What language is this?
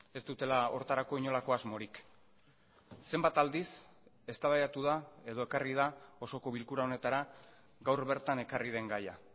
Basque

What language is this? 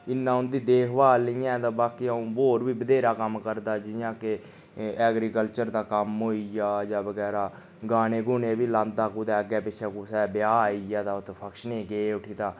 Dogri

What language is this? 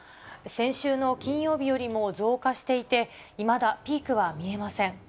Japanese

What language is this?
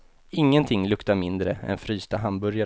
Swedish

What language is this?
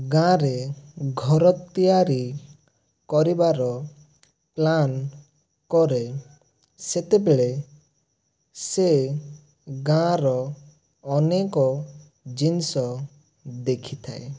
Odia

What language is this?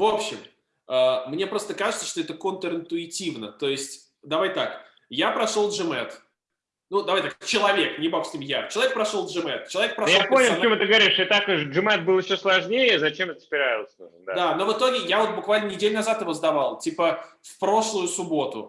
Russian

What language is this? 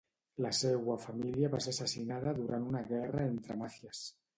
Catalan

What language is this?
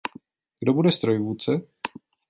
Czech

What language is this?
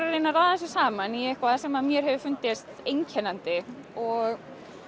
Icelandic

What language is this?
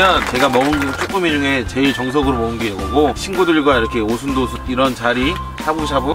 Korean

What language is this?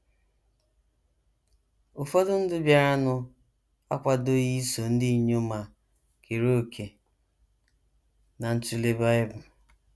Igbo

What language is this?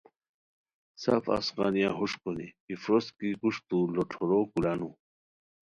Khowar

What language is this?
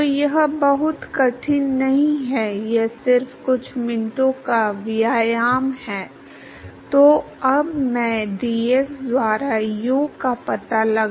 Hindi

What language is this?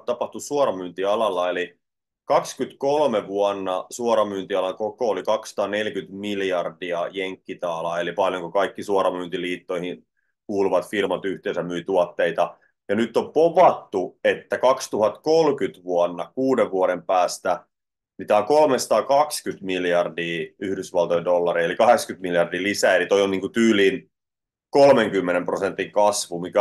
Finnish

